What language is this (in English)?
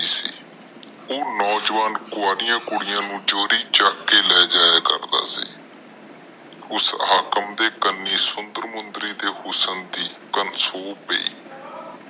Punjabi